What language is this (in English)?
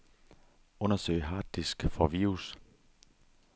Danish